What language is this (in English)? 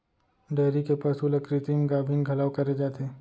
Chhattisgarhi